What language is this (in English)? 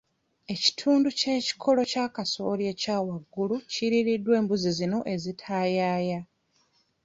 Ganda